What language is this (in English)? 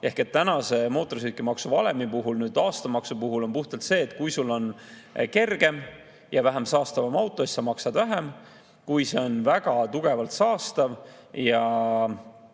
Estonian